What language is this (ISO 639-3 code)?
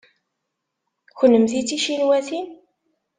kab